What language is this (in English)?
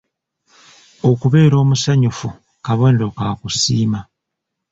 Ganda